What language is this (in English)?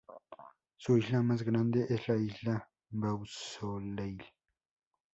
Spanish